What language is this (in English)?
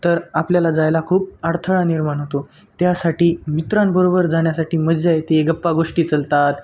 Marathi